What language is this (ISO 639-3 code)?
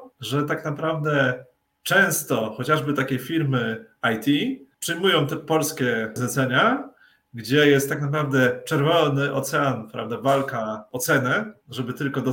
pol